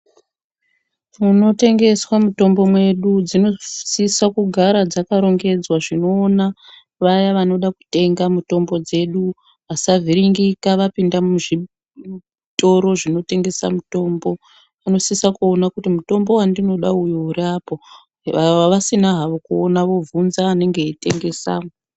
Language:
Ndau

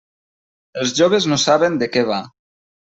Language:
Catalan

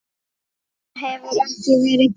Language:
Icelandic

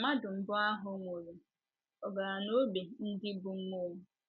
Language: Igbo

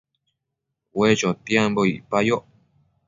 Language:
Matsés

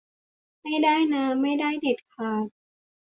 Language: Thai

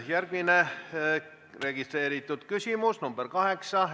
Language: Estonian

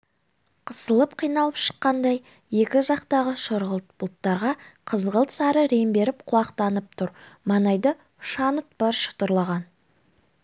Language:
Kazakh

